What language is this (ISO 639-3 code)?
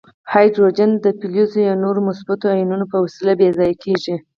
pus